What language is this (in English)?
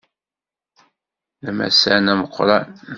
Kabyle